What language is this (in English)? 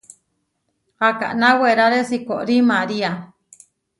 Huarijio